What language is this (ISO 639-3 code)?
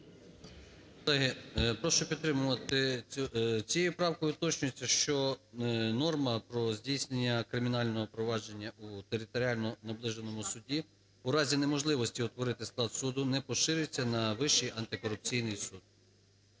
ukr